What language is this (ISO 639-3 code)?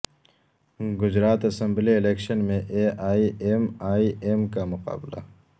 urd